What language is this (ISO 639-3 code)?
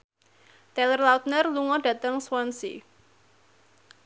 jav